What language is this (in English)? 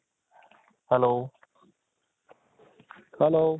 Assamese